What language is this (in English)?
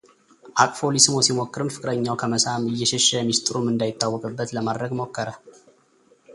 Amharic